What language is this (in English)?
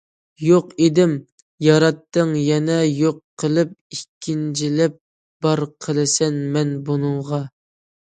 Uyghur